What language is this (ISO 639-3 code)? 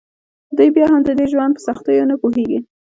pus